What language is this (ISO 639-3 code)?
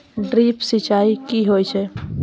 mai